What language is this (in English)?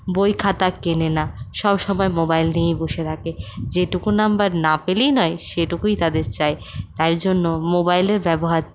Bangla